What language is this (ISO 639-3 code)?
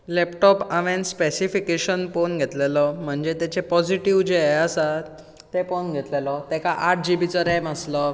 kok